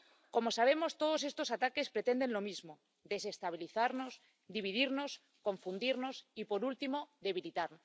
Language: Spanish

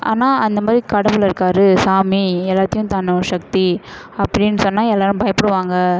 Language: Tamil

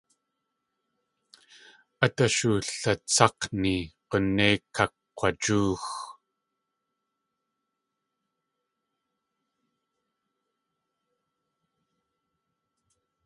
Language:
Tlingit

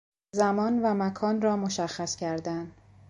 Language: Persian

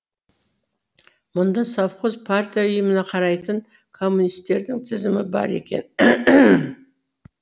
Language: Kazakh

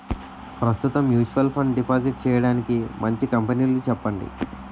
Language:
Telugu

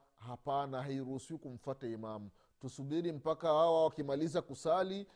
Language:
Swahili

